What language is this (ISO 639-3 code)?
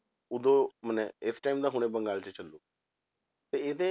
pan